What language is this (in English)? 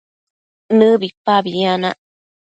Matsés